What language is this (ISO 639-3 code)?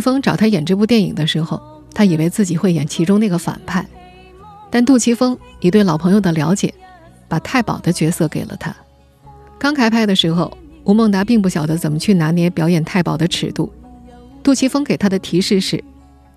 zho